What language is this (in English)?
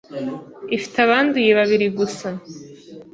Kinyarwanda